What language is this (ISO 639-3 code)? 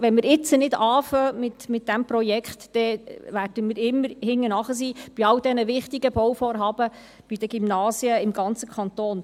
gsw